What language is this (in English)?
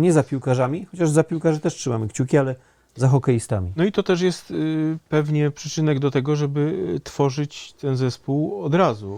Polish